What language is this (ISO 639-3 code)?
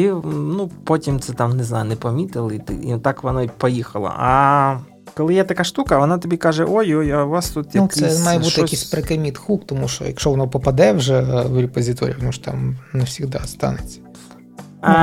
ukr